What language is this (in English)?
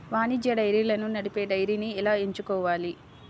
Telugu